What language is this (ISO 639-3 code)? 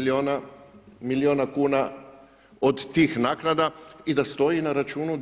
hrv